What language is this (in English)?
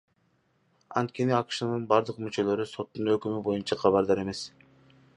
Kyrgyz